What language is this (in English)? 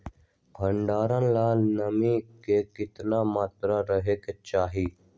Magahi